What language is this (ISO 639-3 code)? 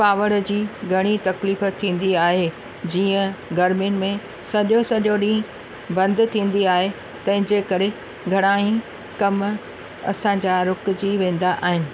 snd